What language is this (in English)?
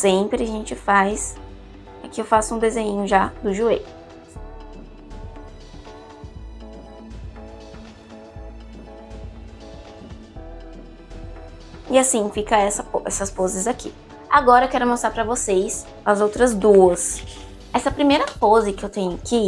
Portuguese